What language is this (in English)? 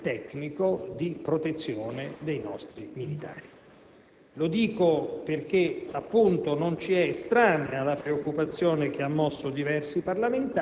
Italian